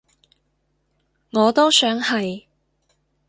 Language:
Cantonese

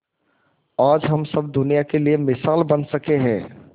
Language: Hindi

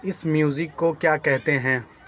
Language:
Urdu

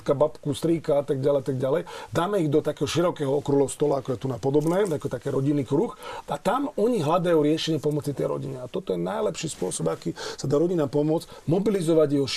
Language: Slovak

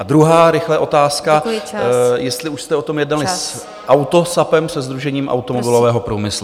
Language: Czech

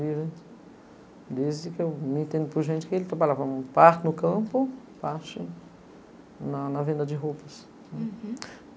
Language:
Portuguese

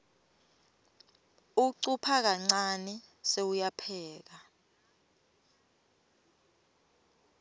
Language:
Swati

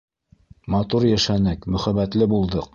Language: Bashkir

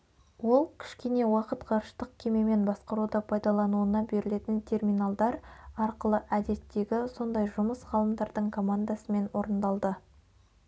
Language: Kazakh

